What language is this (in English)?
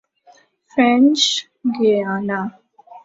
Urdu